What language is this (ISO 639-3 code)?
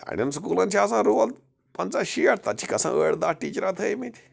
kas